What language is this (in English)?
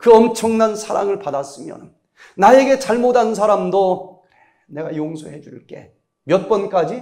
Korean